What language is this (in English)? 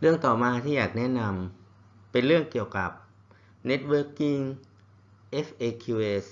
Thai